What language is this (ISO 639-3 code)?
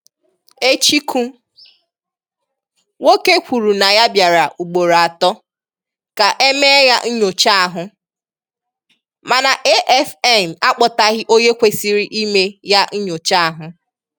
ibo